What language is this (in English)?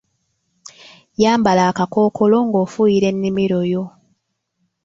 Ganda